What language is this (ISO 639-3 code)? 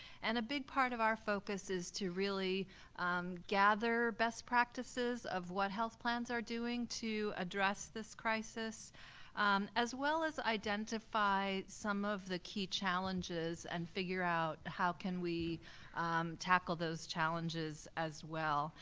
eng